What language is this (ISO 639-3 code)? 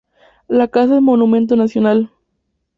spa